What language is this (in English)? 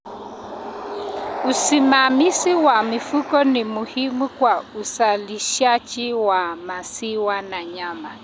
Kalenjin